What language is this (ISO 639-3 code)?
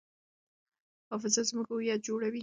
pus